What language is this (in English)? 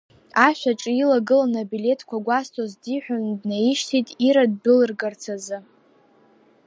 Abkhazian